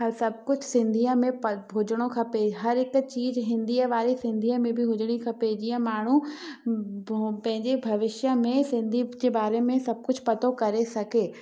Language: Sindhi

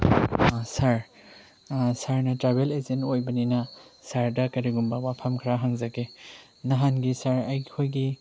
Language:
Manipuri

